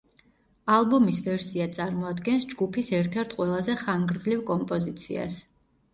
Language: Georgian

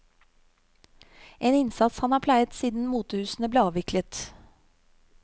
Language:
Norwegian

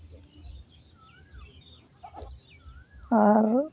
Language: Santali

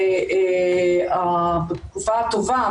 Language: Hebrew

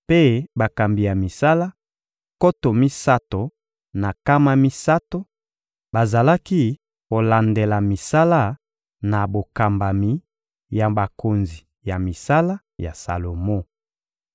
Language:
Lingala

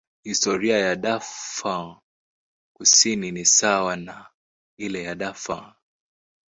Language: Swahili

